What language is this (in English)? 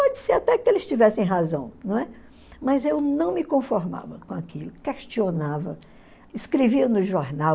Portuguese